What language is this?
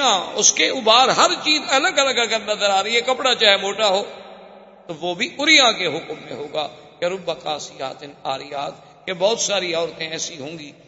Urdu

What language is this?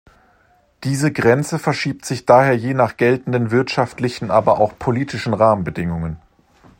German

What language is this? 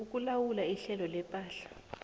South Ndebele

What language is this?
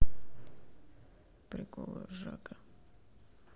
Russian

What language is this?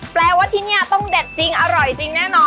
Thai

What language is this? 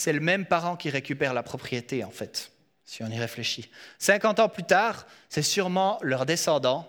French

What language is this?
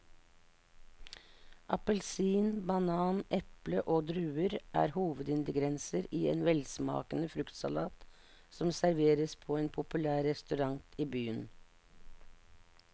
Norwegian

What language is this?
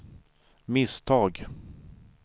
Swedish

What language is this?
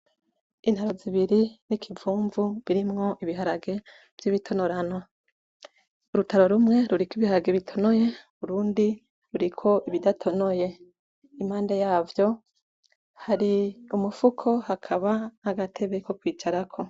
Rundi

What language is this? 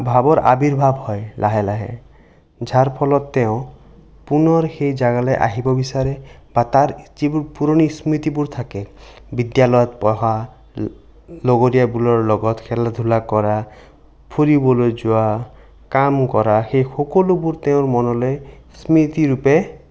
Assamese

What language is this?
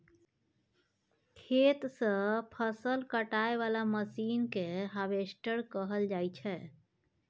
Maithili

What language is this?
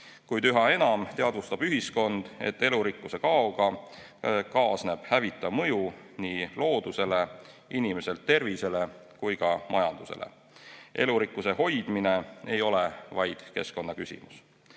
Estonian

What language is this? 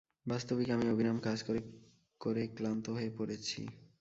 Bangla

